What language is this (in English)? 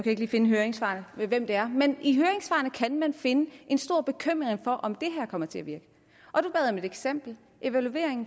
Danish